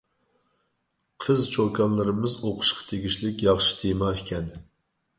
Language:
Uyghur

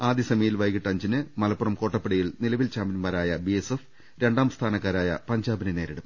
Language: Malayalam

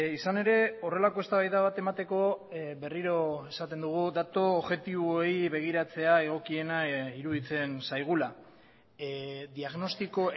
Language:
Basque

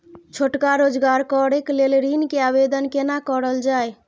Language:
Maithili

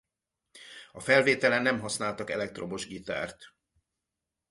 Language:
Hungarian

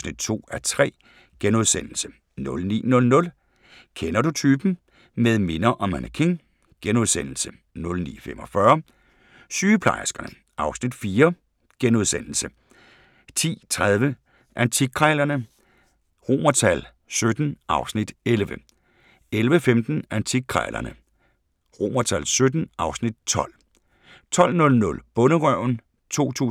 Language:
Danish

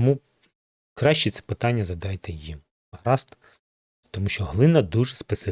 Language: Ukrainian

